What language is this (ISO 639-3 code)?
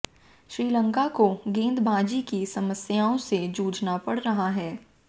hin